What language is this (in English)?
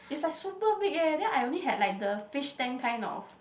English